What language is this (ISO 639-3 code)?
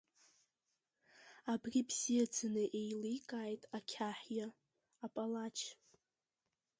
abk